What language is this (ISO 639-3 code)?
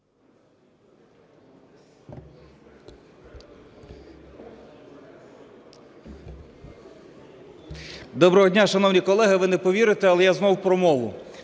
ukr